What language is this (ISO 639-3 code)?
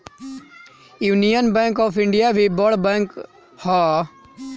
bho